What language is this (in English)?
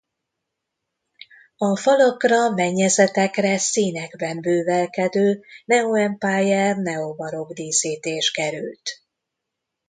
Hungarian